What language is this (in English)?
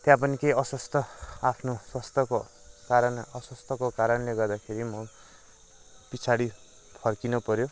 Nepali